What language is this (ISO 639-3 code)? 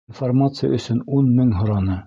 bak